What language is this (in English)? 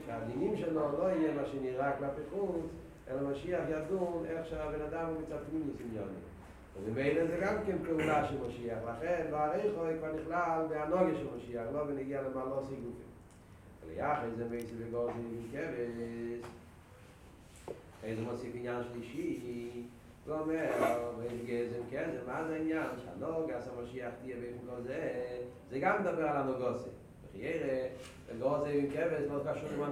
Hebrew